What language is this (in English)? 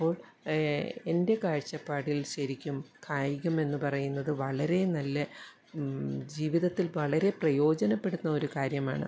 Malayalam